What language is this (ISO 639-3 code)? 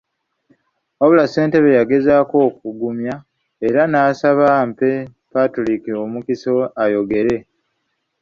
lug